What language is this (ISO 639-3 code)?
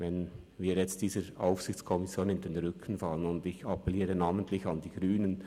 gsw